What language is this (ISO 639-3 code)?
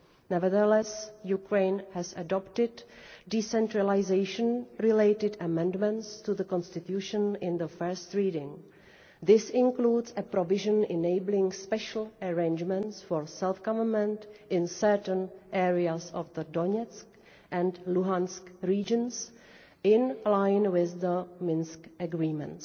eng